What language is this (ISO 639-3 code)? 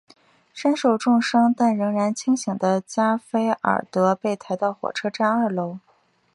zho